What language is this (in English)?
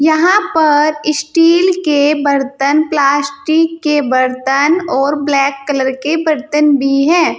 Hindi